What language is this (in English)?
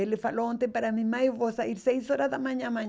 Portuguese